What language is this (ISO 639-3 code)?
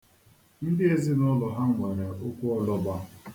ibo